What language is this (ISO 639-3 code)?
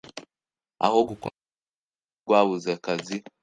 kin